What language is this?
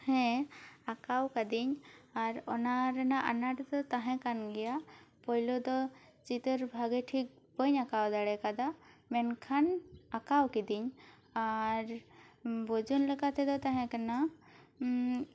Santali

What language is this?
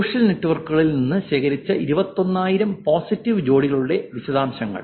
Malayalam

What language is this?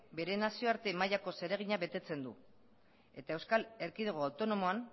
Basque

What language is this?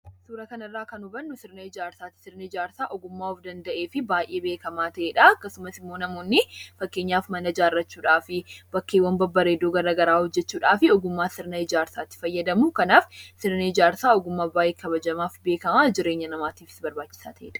Oromo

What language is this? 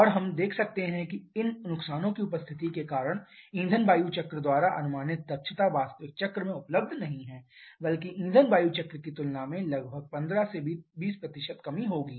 Hindi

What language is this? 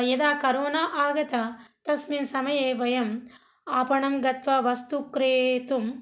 Sanskrit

